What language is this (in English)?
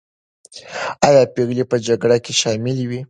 Pashto